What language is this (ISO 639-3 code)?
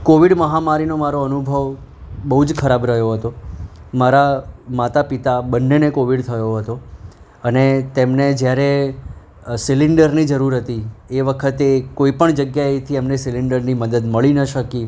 guj